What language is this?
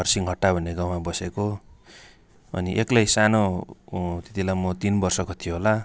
Nepali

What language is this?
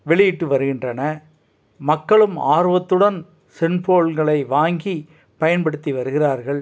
Tamil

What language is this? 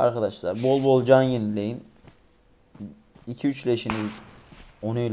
Turkish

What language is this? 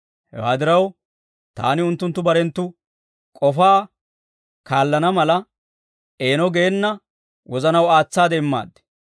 Dawro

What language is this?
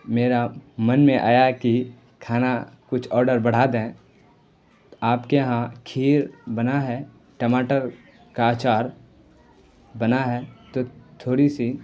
Urdu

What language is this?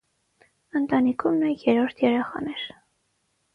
Armenian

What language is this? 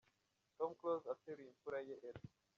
Kinyarwanda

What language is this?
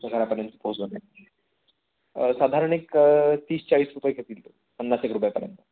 Marathi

